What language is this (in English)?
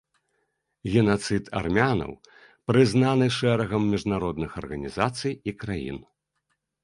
Belarusian